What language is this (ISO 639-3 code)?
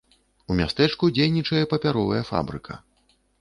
bel